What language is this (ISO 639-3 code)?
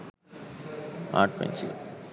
sin